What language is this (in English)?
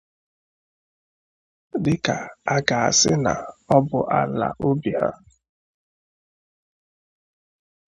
Igbo